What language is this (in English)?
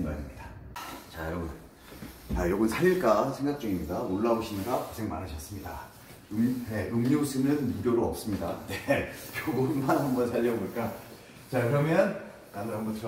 Korean